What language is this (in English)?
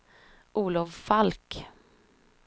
Swedish